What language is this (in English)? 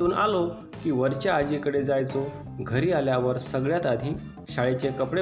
Marathi